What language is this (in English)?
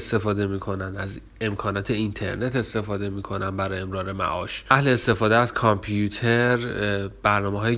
Persian